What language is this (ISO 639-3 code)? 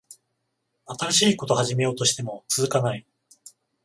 jpn